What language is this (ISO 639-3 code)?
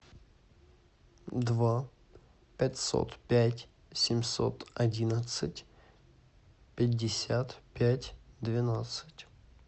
rus